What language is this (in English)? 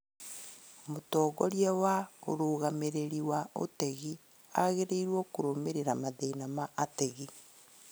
Kikuyu